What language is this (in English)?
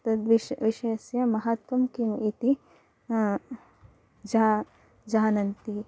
Sanskrit